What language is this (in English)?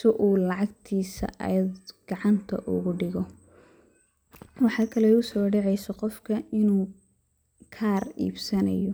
Somali